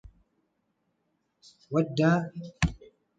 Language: Arabic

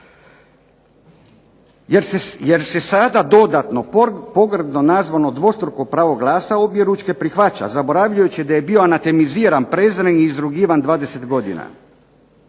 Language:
Croatian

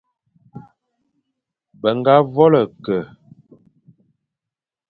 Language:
Fang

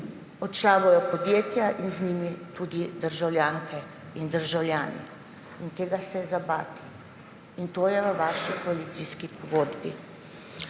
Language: Slovenian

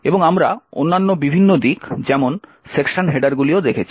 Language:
Bangla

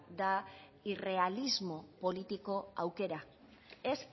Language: Basque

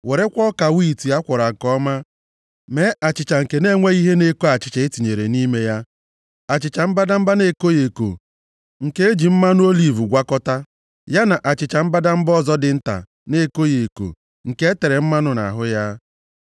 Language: Igbo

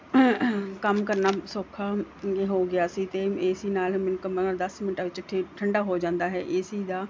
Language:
Punjabi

